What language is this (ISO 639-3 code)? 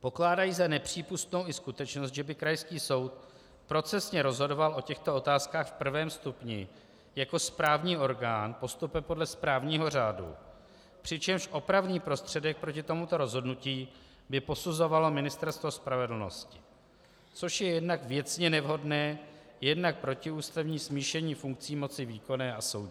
ces